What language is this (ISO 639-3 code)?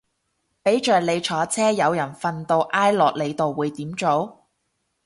yue